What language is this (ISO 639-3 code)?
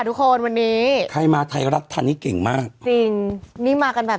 tha